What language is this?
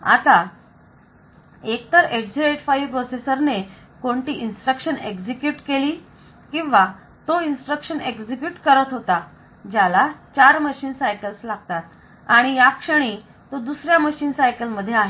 Marathi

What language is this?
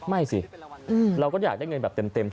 Thai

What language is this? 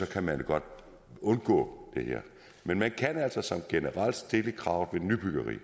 Danish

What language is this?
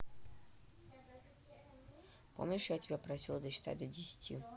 Russian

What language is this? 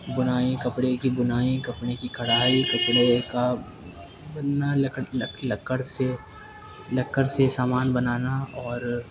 Urdu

